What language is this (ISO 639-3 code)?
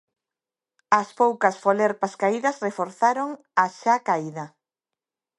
glg